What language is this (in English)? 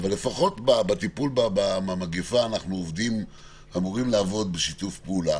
Hebrew